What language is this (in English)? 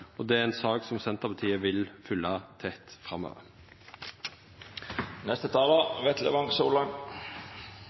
Norwegian Nynorsk